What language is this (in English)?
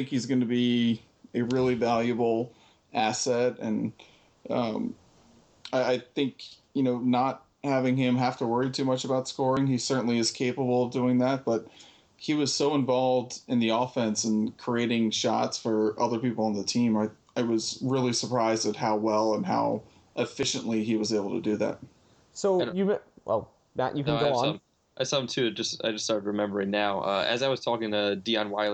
English